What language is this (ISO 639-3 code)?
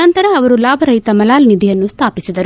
kan